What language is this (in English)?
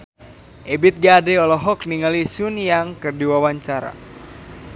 Sundanese